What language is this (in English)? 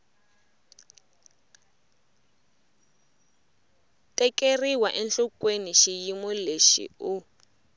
Tsonga